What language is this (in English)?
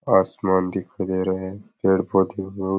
Rajasthani